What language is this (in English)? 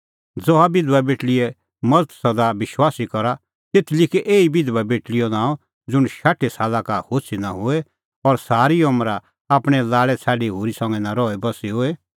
Kullu Pahari